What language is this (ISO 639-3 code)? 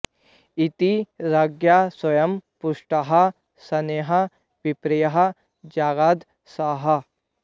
san